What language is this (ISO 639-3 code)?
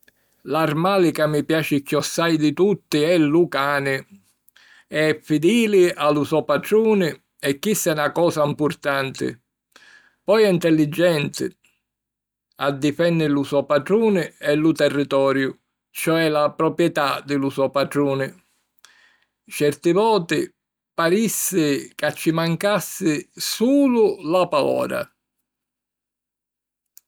scn